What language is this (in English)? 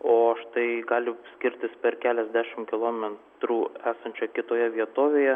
Lithuanian